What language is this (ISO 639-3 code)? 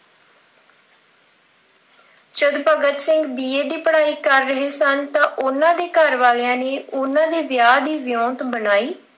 pan